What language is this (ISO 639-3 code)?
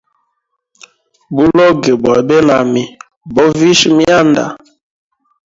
hem